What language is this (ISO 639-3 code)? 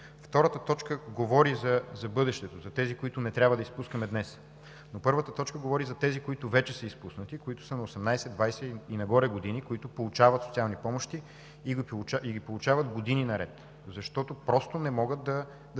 bul